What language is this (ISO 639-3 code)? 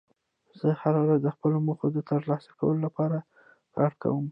pus